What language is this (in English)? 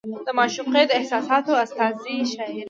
Pashto